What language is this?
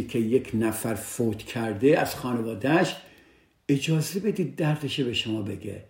Persian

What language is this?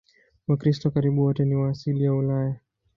Swahili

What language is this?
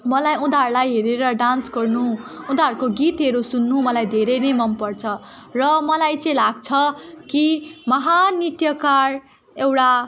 Nepali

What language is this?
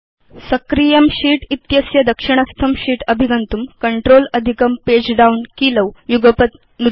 Sanskrit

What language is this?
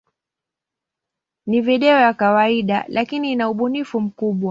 Swahili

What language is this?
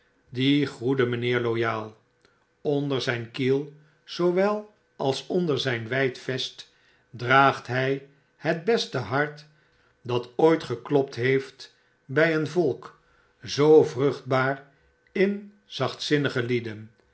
Dutch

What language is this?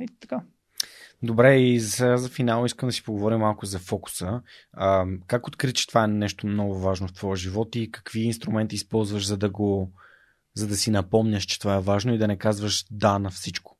Bulgarian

